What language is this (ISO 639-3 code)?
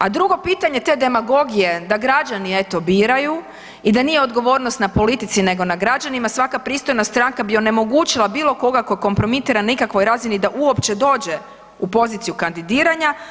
hrv